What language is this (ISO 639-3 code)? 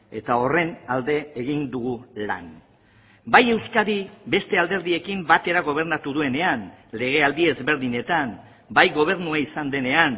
eus